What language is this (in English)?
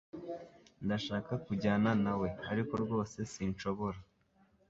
Kinyarwanda